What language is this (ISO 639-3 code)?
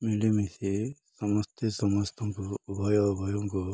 ori